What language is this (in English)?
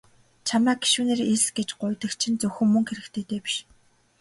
Mongolian